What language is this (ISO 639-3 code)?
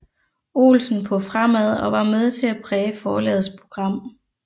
dan